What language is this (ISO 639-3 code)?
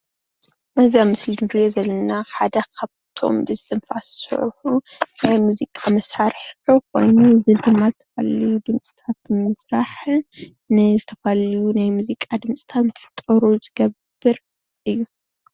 tir